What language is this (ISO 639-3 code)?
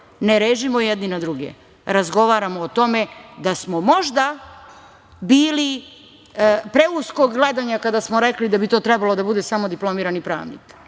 srp